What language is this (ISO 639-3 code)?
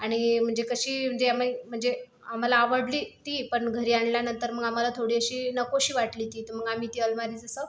mar